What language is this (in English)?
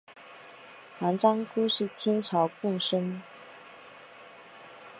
Chinese